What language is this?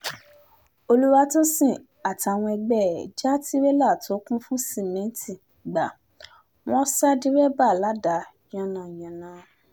Yoruba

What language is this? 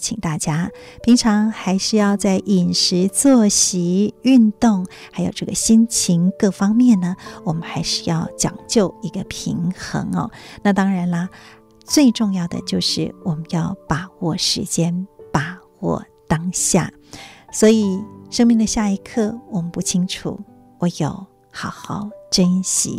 Chinese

